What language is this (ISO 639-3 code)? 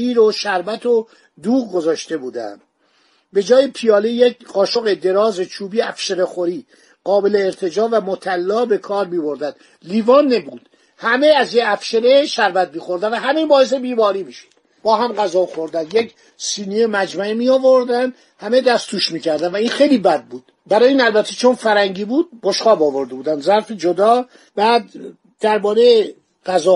fas